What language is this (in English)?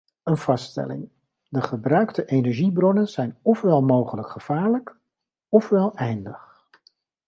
Dutch